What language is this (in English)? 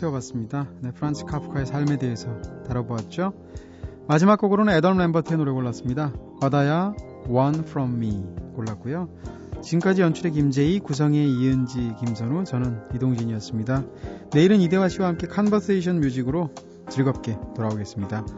Korean